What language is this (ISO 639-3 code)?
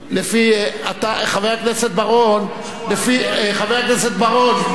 heb